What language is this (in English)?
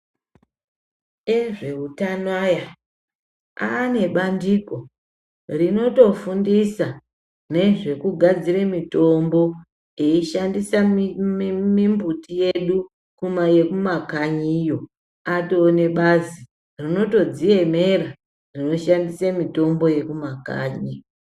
Ndau